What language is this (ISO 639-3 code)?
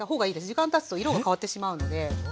jpn